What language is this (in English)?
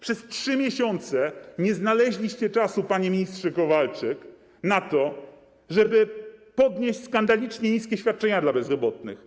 Polish